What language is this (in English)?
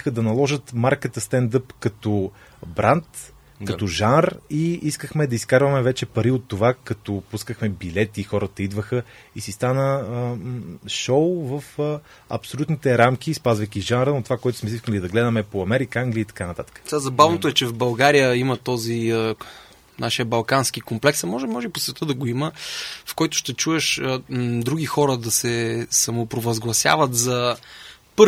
Bulgarian